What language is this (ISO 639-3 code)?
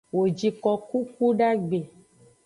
ajg